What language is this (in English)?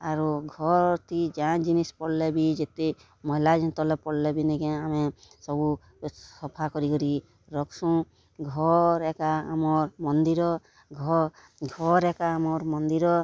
Odia